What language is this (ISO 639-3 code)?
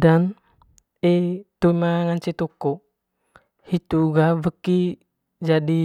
mqy